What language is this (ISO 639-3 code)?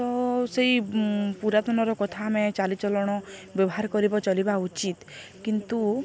ori